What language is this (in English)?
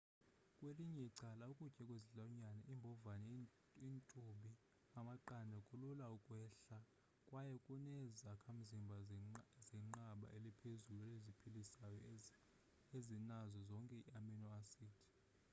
Xhosa